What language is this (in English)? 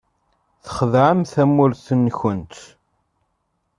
Kabyle